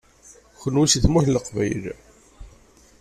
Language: Kabyle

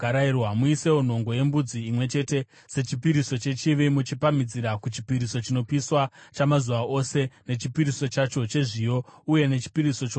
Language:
Shona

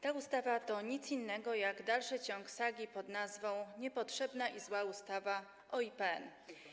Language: Polish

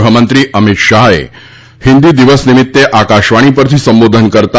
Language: Gujarati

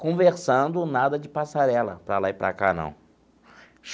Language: Portuguese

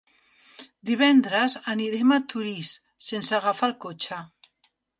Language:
Catalan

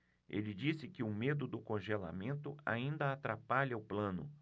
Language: Portuguese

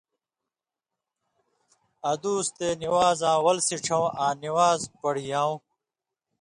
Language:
Indus Kohistani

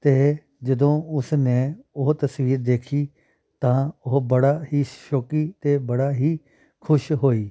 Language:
Punjabi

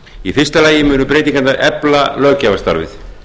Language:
Icelandic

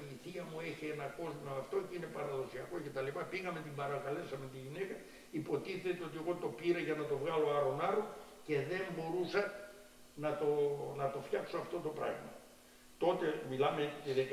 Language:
Greek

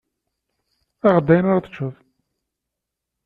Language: Kabyle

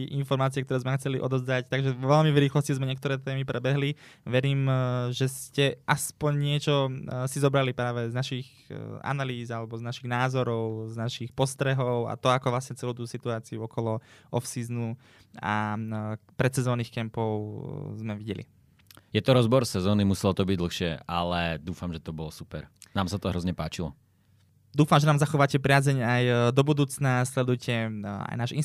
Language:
Slovak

